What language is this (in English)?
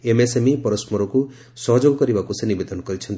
Odia